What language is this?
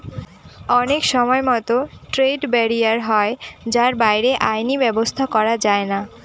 Bangla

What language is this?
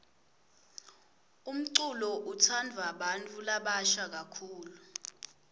Swati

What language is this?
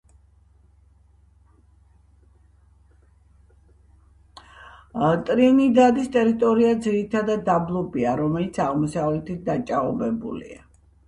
Georgian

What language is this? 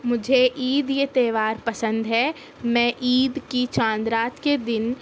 Urdu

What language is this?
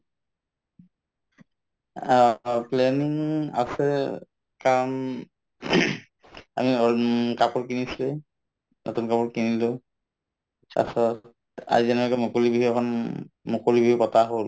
Assamese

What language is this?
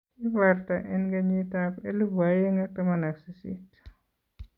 Kalenjin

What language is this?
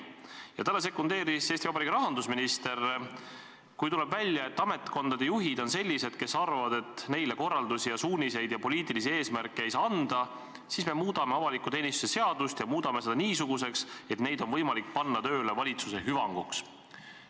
Estonian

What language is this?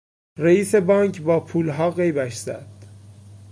Persian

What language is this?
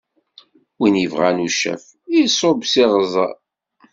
Kabyle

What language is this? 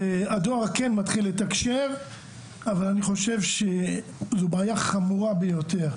Hebrew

